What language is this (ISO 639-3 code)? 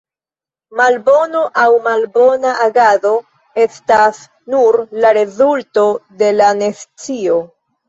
epo